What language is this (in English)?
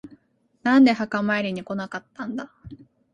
Japanese